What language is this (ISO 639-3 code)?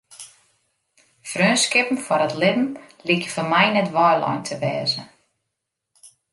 fry